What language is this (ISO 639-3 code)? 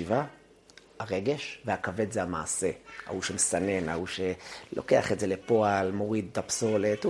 heb